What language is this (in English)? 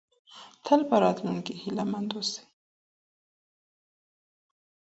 Pashto